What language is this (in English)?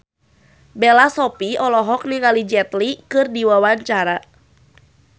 Sundanese